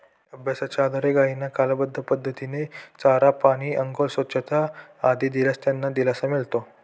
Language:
Marathi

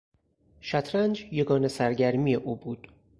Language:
Persian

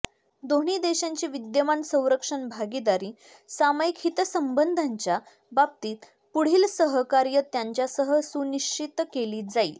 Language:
Marathi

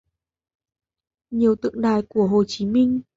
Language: Vietnamese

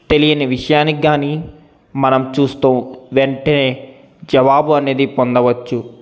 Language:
Telugu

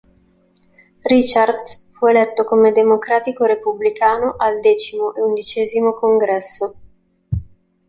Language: Italian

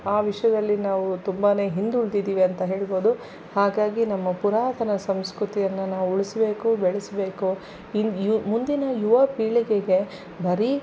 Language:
Kannada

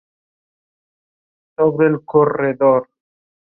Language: Spanish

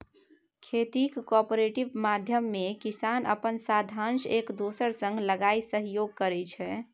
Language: Maithili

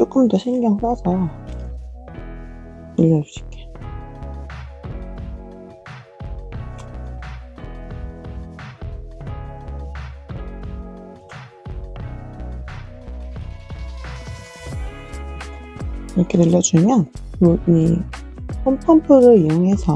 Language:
Korean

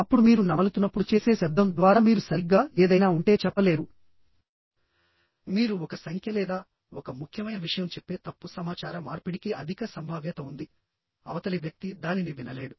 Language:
Telugu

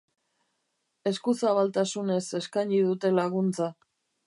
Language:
Basque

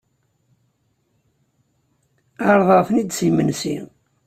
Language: Kabyle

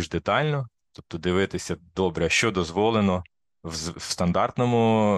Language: Ukrainian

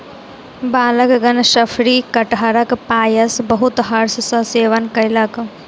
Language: Maithili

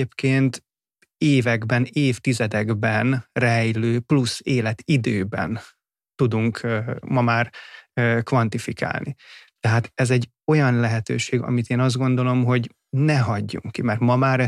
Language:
Hungarian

